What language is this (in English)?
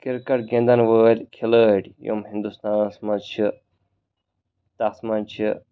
Kashmiri